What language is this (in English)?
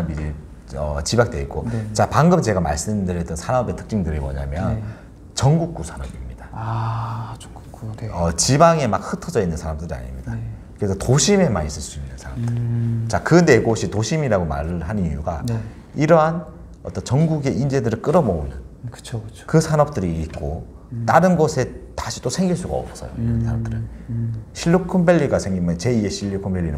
Korean